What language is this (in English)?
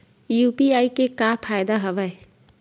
Chhattisgarhi